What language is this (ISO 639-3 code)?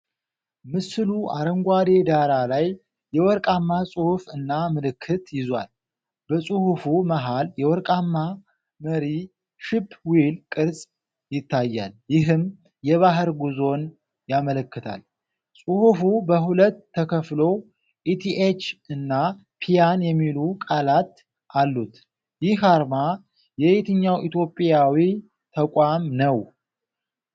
amh